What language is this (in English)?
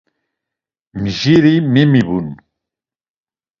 Laz